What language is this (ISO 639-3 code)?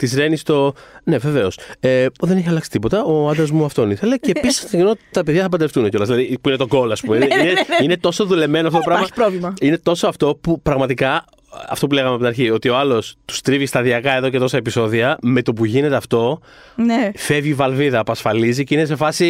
ell